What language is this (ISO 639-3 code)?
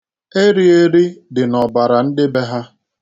ibo